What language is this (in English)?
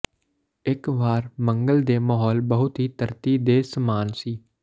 Punjabi